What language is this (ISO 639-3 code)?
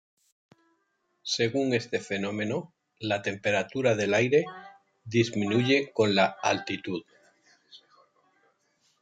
spa